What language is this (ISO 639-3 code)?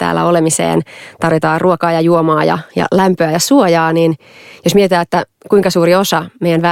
fin